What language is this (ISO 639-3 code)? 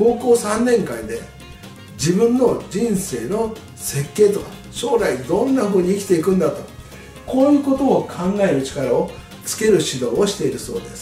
jpn